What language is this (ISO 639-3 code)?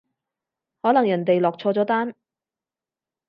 yue